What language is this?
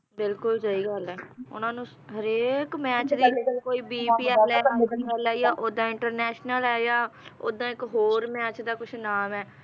Punjabi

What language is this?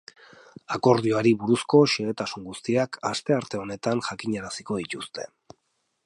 Basque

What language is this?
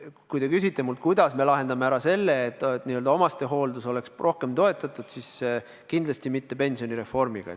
Estonian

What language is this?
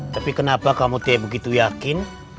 Indonesian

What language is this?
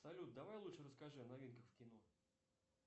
Russian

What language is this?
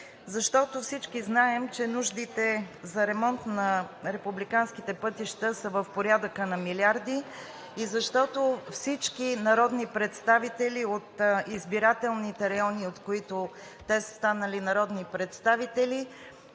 Bulgarian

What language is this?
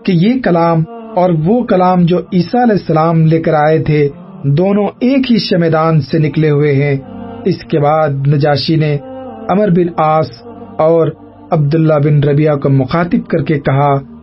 Urdu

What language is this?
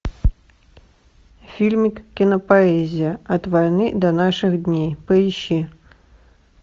Russian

